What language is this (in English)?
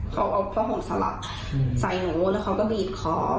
Thai